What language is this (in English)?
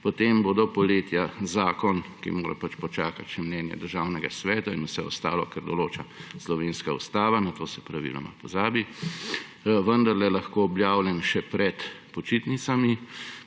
Slovenian